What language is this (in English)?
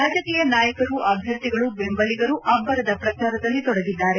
Kannada